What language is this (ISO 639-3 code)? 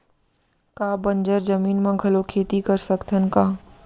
hne